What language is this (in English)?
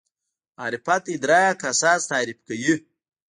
Pashto